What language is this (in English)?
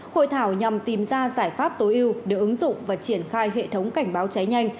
Vietnamese